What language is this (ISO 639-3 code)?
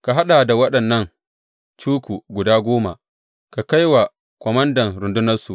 hau